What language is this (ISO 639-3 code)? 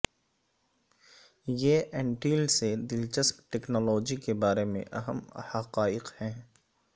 urd